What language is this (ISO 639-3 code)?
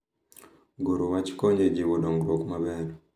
luo